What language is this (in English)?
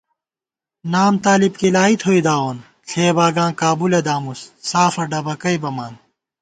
Gawar-Bati